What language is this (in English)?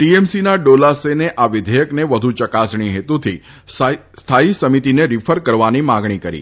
Gujarati